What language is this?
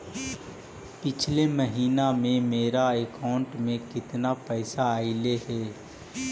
Magahi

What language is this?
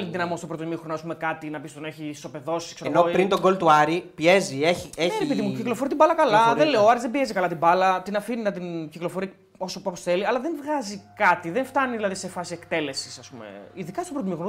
Greek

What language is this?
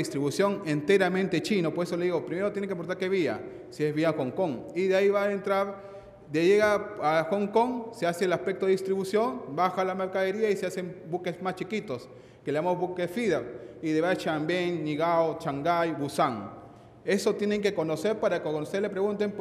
Spanish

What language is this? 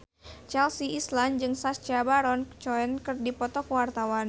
Sundanese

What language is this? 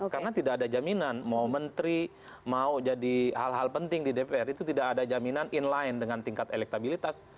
Indonesian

